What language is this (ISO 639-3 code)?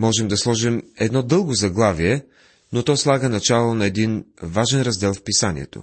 bul